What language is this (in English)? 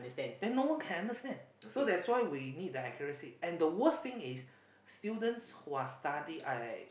English